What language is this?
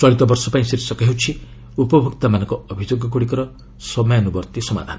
Odia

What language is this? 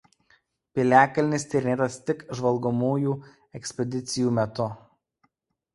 Lithuanian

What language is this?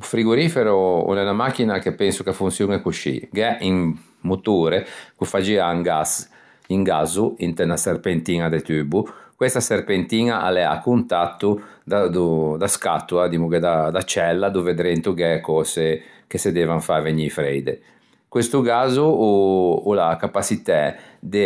Ligurian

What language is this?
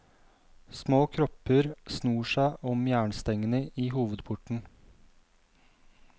Norwegian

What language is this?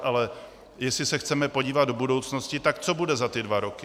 Czech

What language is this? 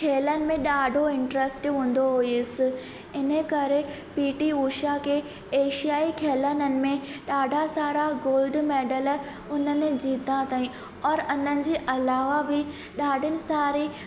Sindhi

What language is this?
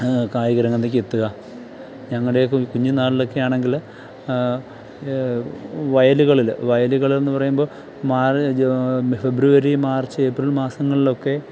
Malayalam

